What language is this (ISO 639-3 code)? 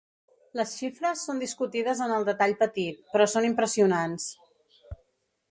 cat